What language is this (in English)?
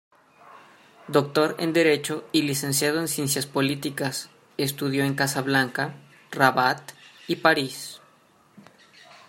Spanish